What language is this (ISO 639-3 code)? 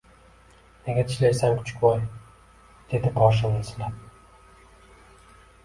uzb